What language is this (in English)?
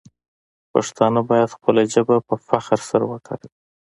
Pashto